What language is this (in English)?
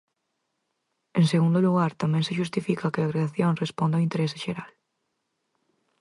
Galician